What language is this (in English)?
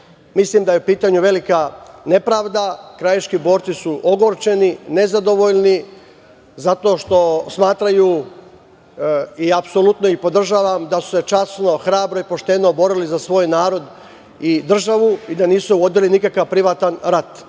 Serbian